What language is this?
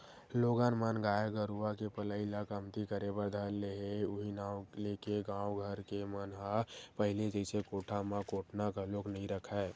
Chhattisgarhi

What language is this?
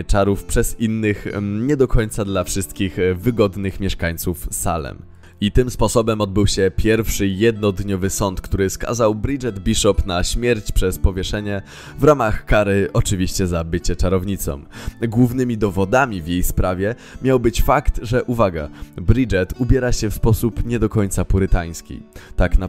Polish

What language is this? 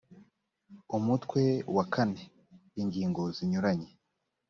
Kinyarwanda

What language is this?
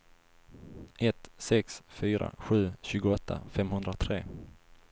Swedish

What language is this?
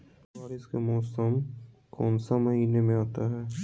Magahi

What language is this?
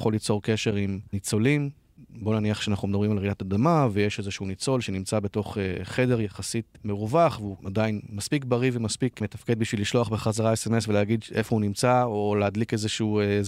Hebrew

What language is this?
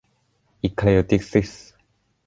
Thai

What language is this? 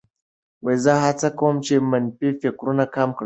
Pashto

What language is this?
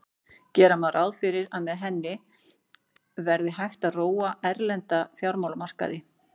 Icelandic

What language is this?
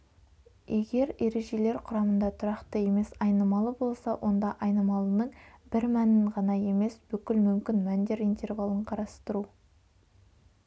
Kazakh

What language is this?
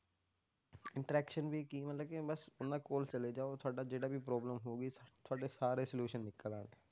Punjabi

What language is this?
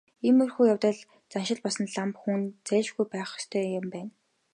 Mongolian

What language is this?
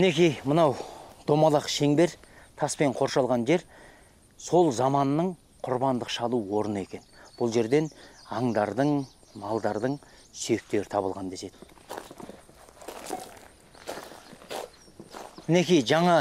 Turkish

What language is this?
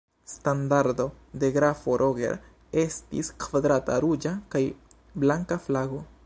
Esperanto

